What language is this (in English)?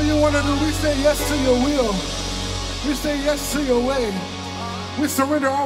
English